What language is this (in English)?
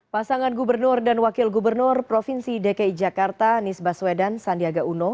Indonesian